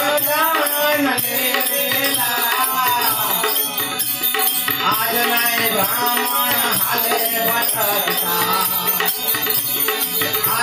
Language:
Arabic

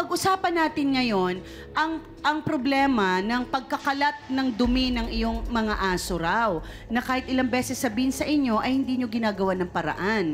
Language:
Filipino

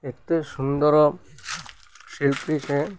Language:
Odia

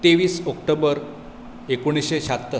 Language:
Konkani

